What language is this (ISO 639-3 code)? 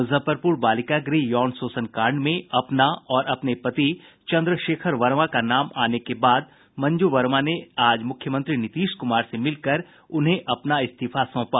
hin